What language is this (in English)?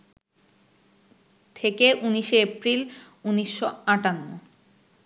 Bangla